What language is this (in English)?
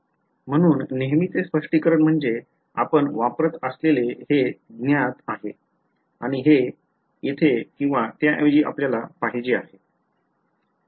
Marathi